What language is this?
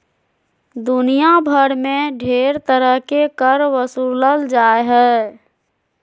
Magahi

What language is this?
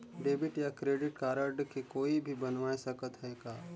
Chhattisgarhi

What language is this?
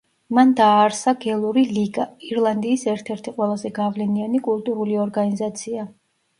Georgian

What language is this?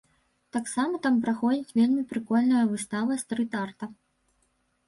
Belarusian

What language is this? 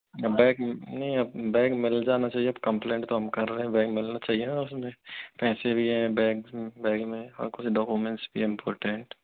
Hindi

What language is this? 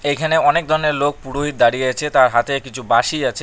Bangla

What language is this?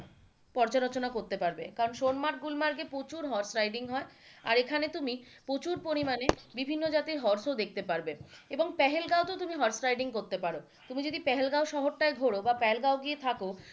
Bangla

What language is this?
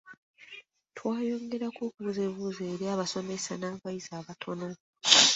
Ganda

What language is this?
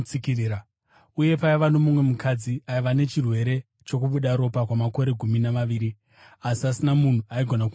Shona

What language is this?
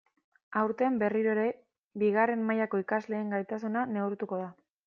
Basque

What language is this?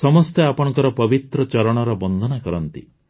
Odia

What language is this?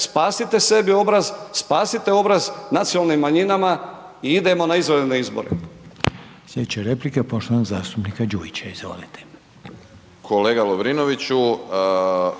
Croatian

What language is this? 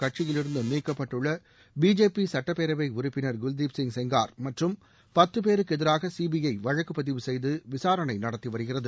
Tamil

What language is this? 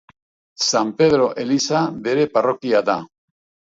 Basque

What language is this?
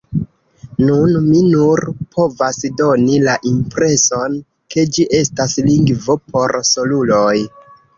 Esperanto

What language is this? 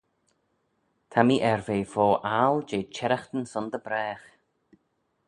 Manx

